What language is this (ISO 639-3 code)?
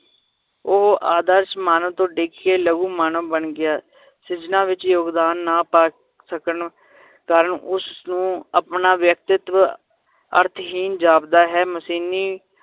pan